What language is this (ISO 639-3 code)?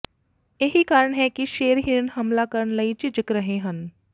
pan